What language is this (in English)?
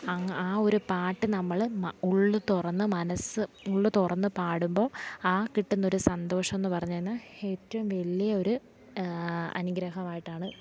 Malayalam